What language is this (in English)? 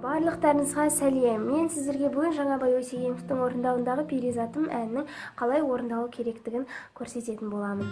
Kazakh